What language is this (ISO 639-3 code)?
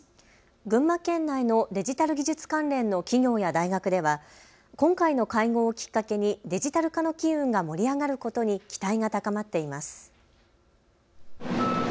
jpn